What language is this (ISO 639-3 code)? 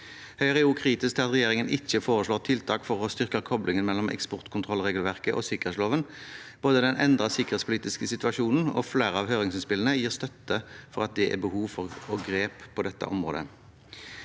nor